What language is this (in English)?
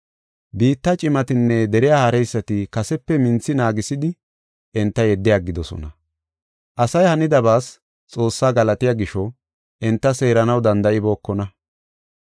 Gofa